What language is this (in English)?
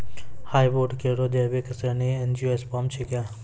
Maithili